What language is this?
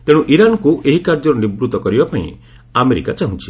Odia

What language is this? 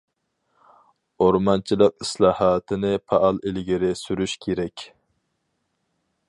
Uyghur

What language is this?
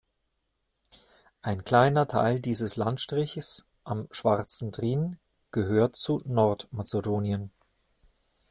German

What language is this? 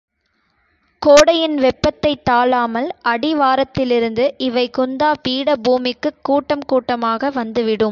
Tamil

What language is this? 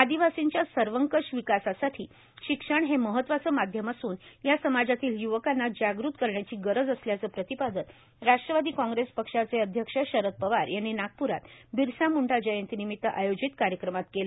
Marathi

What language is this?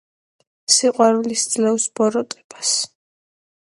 Georgian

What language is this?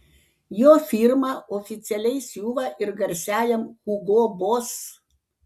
Lithuanian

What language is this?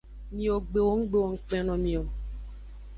Aja (Benin)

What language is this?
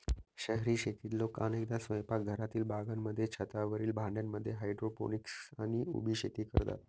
Marathi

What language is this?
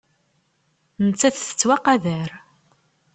Kabyle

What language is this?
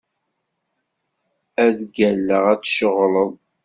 Kabyle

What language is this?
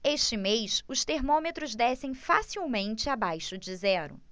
Portuguese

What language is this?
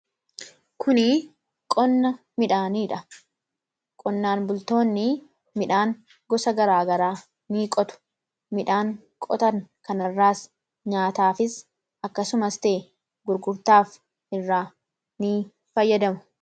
Oromo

